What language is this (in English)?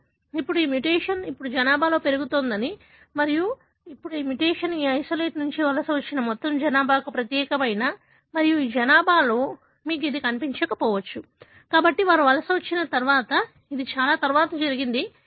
Telugu